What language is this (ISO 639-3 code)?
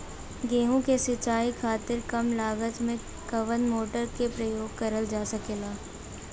bho